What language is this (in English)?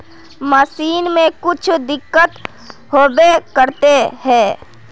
Magahi